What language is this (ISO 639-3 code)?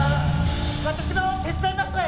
jpn